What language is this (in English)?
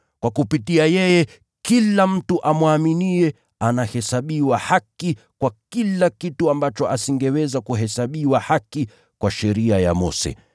Swahili